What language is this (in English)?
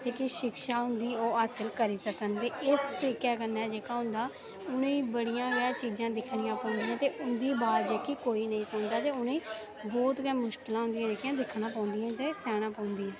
Dogri